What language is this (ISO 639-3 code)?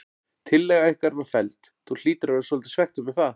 isl